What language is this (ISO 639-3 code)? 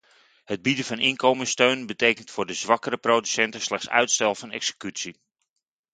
nld